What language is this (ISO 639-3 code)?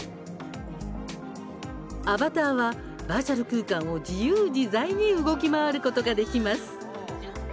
jpn